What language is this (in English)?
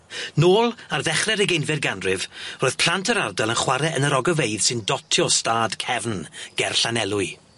Welsh